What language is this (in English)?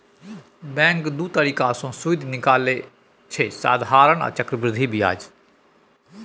Maithili